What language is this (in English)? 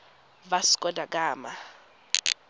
Tswana